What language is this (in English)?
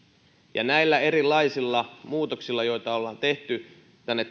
Finnish